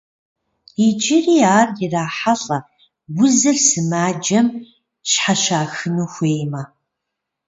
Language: Kabardian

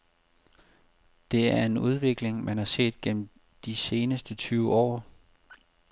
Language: Danish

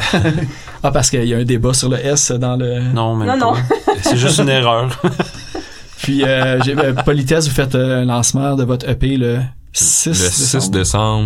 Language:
French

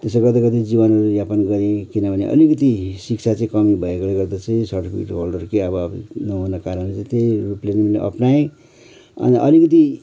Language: Nepali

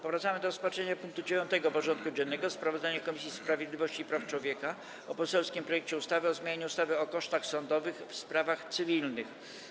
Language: Polish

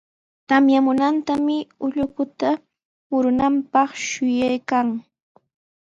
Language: Sihuas Ancash Quechua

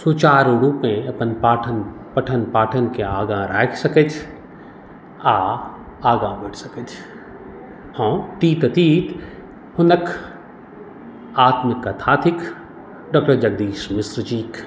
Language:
Maithili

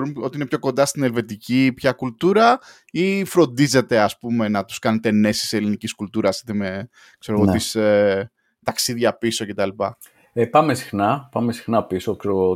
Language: Greek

